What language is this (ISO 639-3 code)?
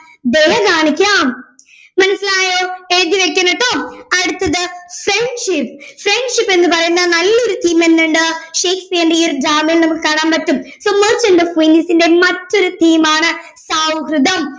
mal